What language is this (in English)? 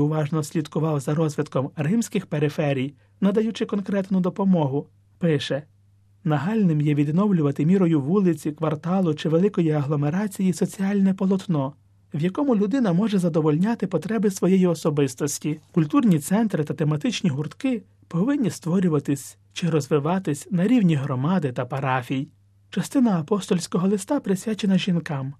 Ukrainian